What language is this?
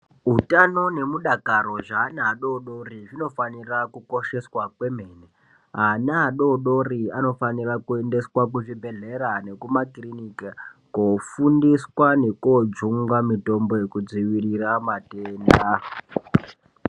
Ndau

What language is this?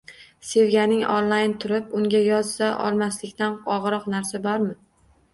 Uzbek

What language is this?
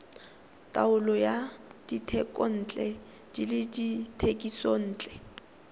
Tswana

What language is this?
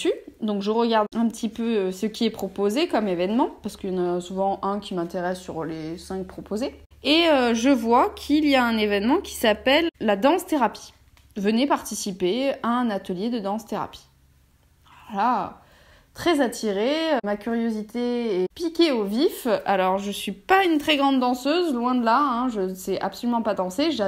French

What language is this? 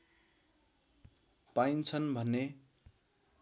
Nepali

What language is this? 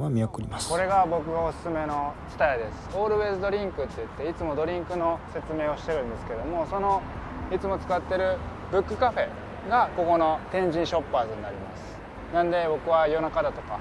Japanese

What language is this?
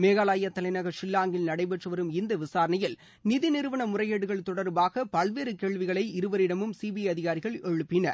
Tamil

